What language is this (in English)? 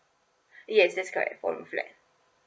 English